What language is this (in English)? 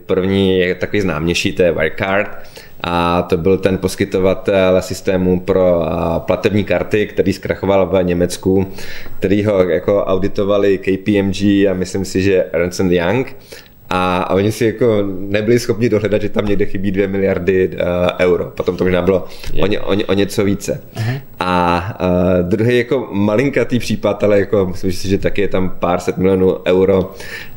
Czech